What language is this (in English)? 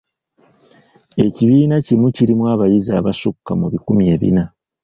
Ganda